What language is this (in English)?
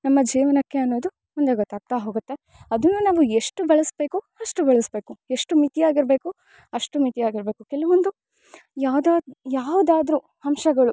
Kannada